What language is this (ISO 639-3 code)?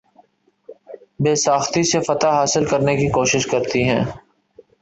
urd